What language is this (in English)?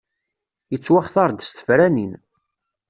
Kabyle